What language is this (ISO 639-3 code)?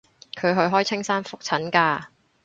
yue